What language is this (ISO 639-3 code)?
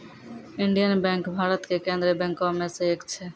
mai